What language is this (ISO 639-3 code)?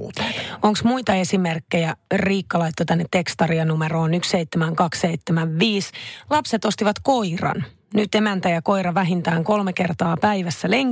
fin